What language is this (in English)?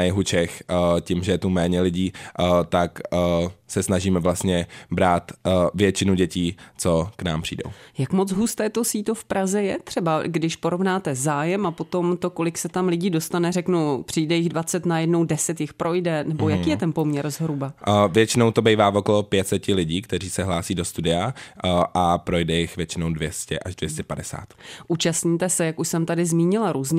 Czech